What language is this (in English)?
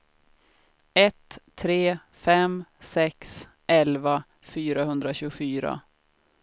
Swedish